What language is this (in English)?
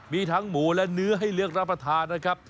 Thai